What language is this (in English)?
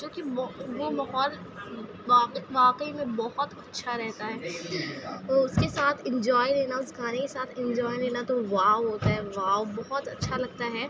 Urdu